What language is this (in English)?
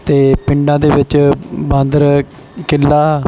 Punjabi